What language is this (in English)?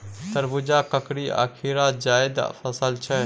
Maithili